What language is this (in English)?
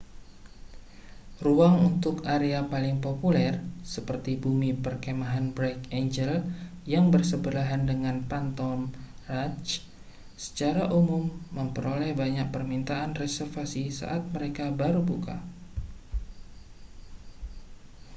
Indonesian